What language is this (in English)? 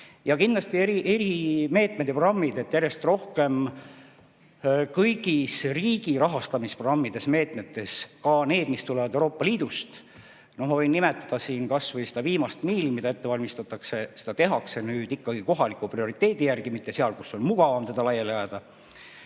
Estonian